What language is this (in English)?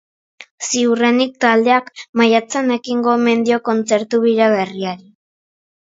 Basque